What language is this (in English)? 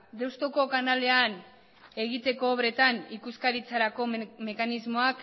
Basque